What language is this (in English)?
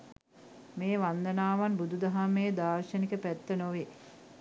Sinhala